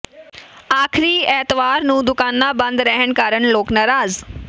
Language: Punjabi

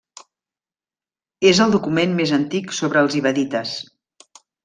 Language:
Catalan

